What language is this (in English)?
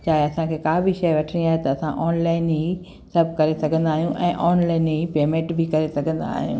Sindhi